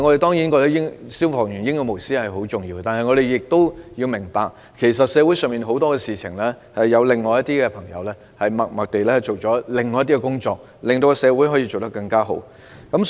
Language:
Cantonese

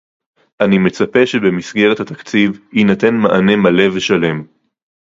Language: Hebrew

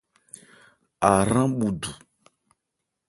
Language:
Ebrié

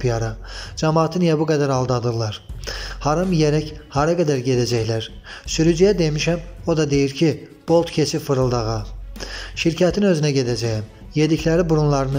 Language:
Turkish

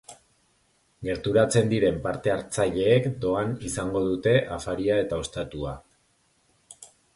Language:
Basque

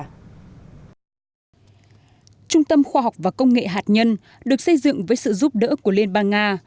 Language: Vietnamese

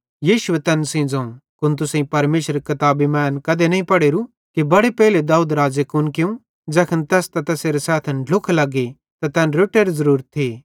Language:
Bhadrawahi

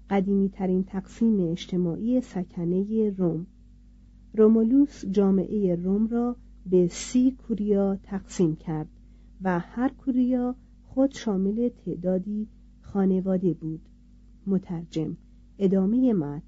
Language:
Persian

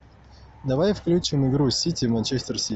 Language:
Russian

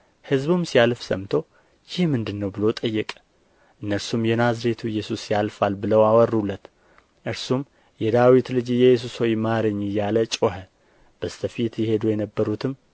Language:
Amharic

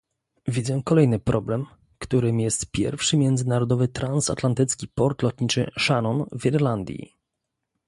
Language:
Polish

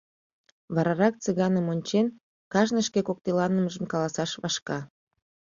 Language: Mari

